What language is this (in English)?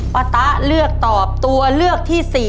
Thai